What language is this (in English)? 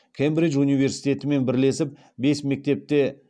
Kazakh